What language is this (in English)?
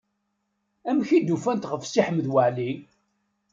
Kabyle